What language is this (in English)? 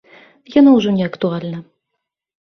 Belarusian